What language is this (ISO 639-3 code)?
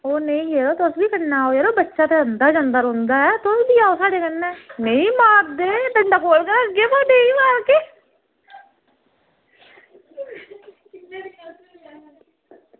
doi